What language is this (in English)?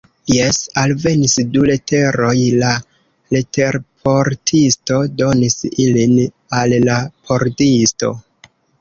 Esperanto